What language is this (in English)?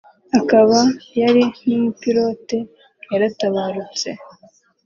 Kinyarwanda